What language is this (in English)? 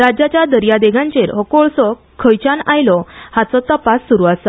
Konkani